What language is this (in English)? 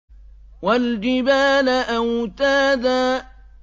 Arabic